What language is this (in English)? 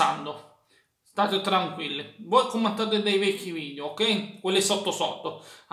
Italian